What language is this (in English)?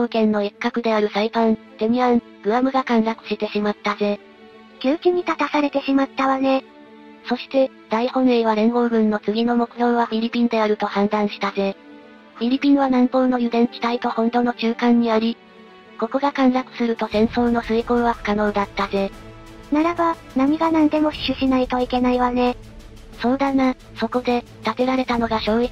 Japanese